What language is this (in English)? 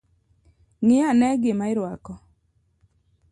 Luo (Kenya and Tanzania)